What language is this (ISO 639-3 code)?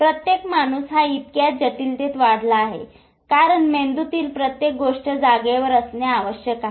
mar